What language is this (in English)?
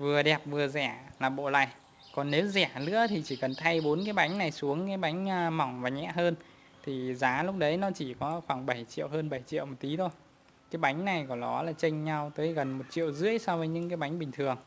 Vietnamese